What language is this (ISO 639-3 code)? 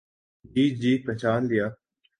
urd